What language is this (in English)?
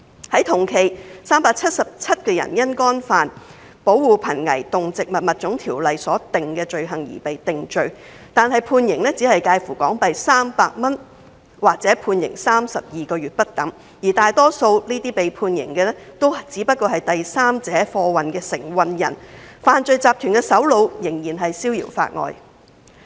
Cantonese